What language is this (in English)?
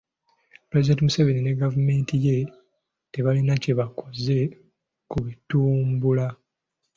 Ganda